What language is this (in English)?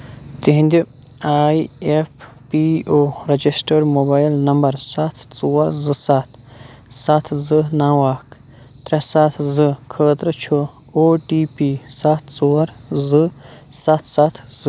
Kashmiri